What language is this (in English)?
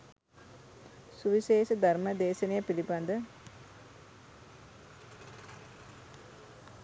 Sinhala